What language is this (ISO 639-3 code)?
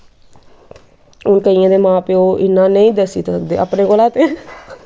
doi